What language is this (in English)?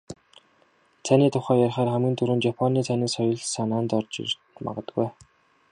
Mongolian